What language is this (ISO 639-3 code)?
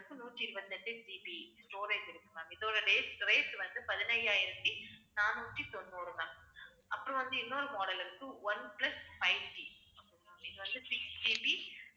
tam